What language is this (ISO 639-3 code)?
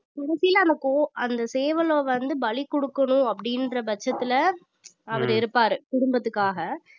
tam